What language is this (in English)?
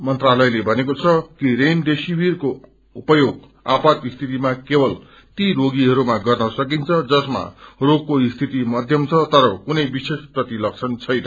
Nepali